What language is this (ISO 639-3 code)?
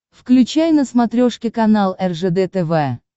rus